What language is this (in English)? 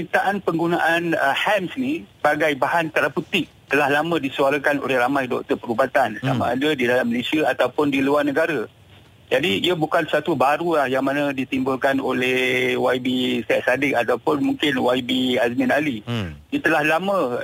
Malay